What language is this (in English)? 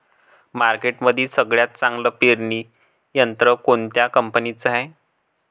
Marathi